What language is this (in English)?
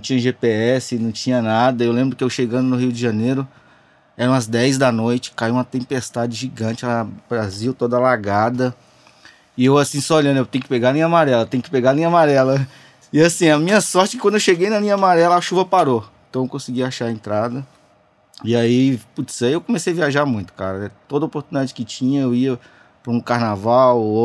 Portuguese